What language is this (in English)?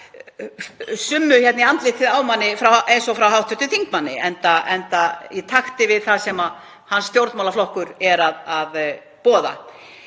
Icelandic